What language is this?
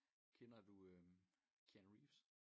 Danish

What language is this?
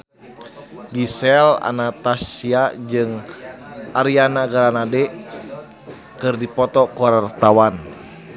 Sundanese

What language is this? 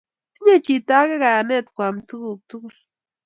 Kalenjin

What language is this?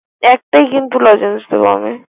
Bangla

